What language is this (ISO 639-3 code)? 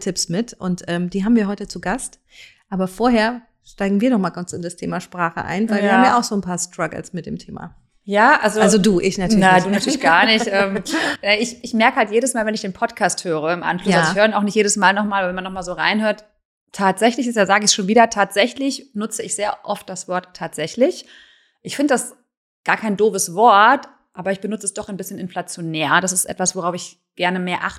deu